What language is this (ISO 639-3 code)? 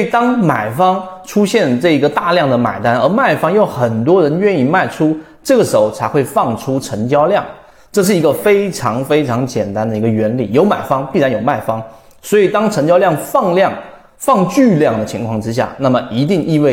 zho